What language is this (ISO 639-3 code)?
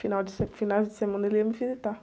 por